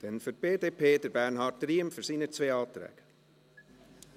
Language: Swiss German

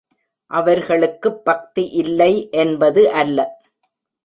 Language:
Tamil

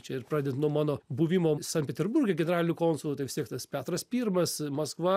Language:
Lithuanian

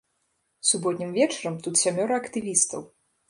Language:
Belarusian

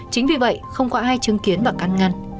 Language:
Vietnamese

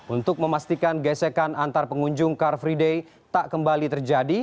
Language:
Indonesian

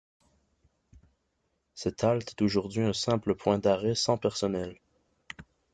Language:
French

